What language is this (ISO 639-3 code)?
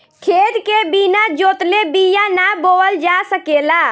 bho